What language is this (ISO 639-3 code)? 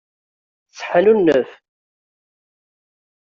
kab